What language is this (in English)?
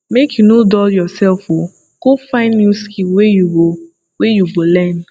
Nigerian Pidgin